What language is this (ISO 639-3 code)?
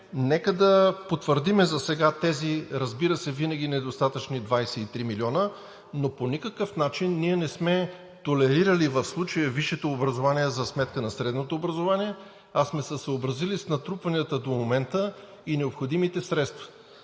bul